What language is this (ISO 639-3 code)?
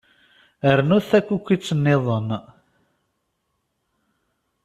kab